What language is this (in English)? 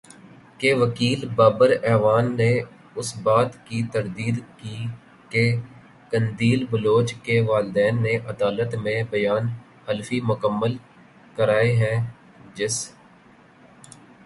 Urdu